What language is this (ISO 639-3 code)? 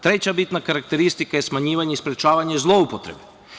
srp